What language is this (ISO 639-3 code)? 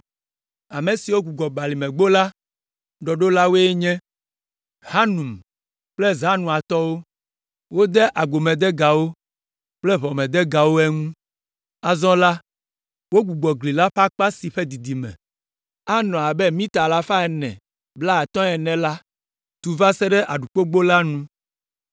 ewe